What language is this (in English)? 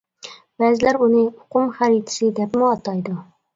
Uyghur